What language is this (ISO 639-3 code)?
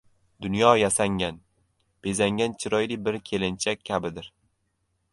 uzb